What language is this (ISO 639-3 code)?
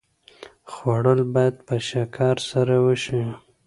pus